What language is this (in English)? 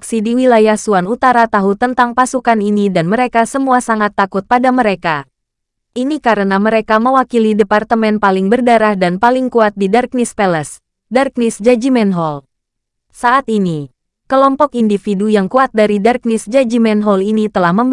Indonesian